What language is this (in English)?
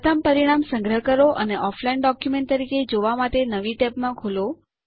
Gujarati